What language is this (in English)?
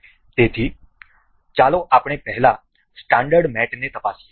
Gujarati